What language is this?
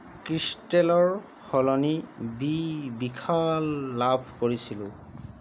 Assamese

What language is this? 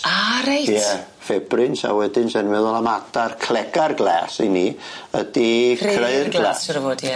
Welsh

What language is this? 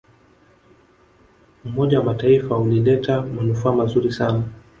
Swahili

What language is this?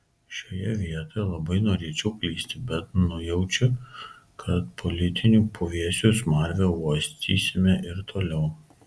Lithuanian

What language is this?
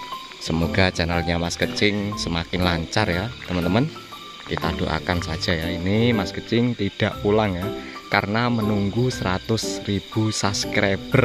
Indonesian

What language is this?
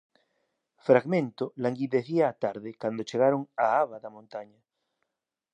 Galician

